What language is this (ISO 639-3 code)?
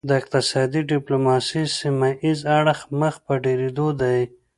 pus